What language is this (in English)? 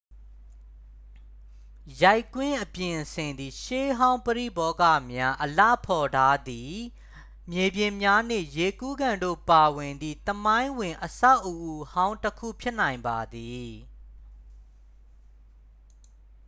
Burmese